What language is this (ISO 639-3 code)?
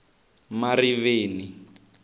tso